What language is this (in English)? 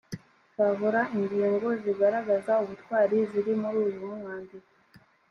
Kinyarwanda